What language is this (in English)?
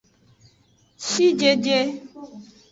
Aja (Benin)